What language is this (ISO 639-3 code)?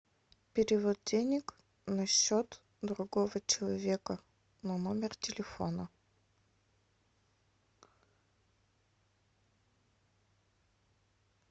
rus